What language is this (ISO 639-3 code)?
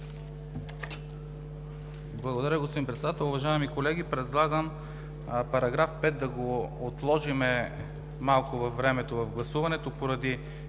bul